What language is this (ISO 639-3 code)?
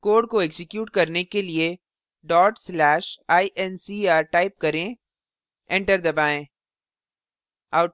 hin